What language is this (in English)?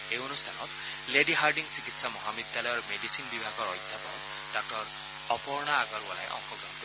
Assamese